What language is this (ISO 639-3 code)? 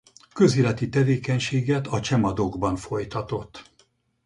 hun